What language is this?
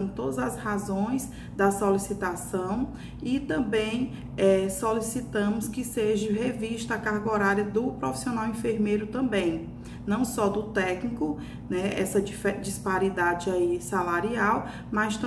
Portuguese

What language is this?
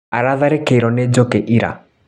Kikuyu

